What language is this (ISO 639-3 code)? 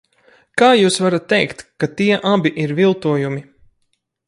lav